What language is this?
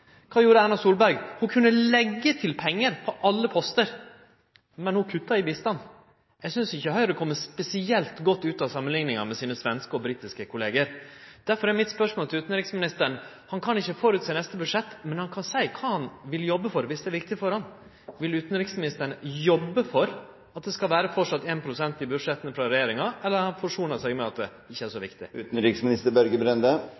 Norwegian Nynorsk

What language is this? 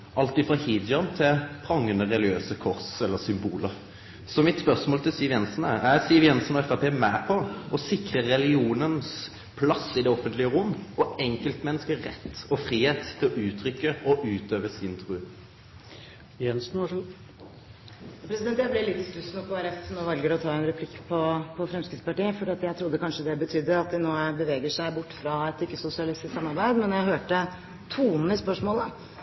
Norwegian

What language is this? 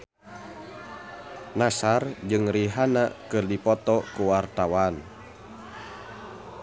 Sundanese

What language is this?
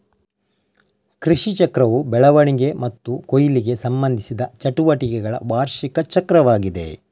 Kannada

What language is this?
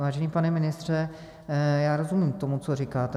Czech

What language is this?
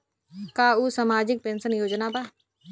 Bhojpuri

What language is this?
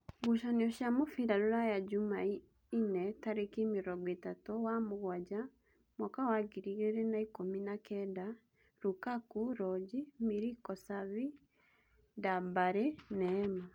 Kikuyu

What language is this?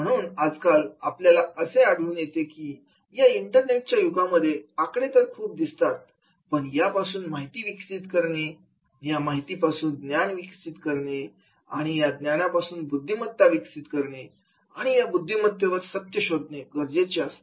Marathi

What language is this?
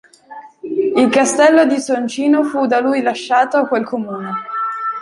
Italian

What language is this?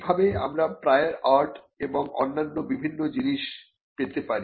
Bangla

